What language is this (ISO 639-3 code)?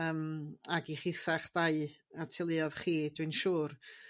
cym